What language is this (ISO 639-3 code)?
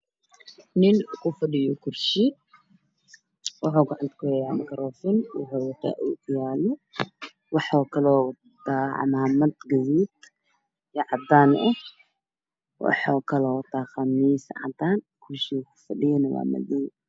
som